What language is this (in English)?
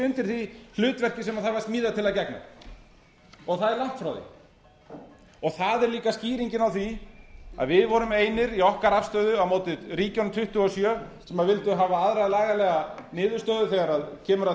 Icelandic